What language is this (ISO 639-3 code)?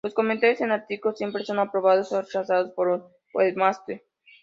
spa